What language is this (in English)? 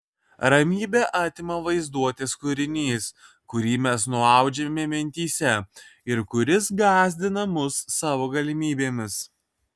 Lithuanian